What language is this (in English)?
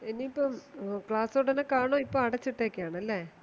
Malayalam